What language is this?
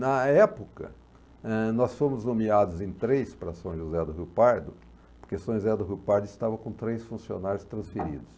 Portuguese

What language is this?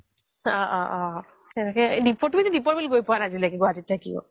Assamese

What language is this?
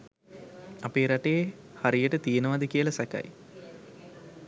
Sinhala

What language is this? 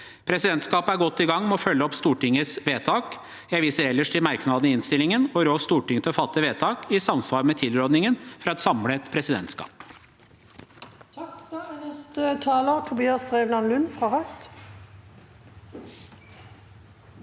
Norwegian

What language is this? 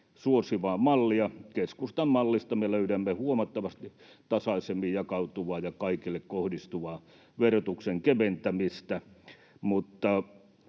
Finnish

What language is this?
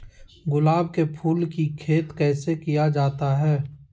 Magahi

